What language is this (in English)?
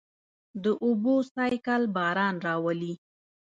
Pashto